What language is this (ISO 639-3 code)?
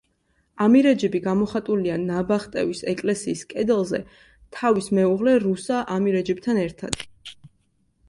kat